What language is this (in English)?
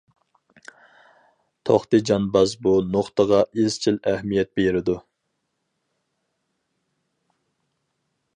Uyghur